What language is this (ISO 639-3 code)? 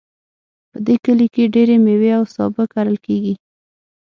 pus